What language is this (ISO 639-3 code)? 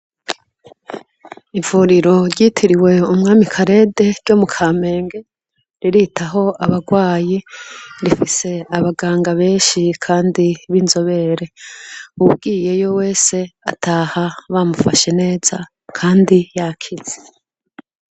run